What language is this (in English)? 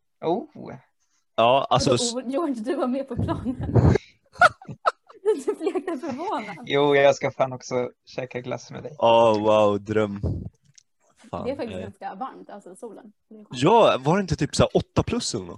Swedish